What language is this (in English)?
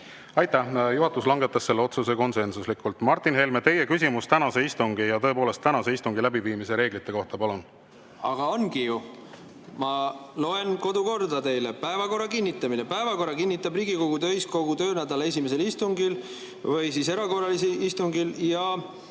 Estonian